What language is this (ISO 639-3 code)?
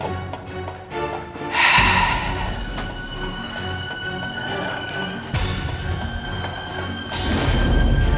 ind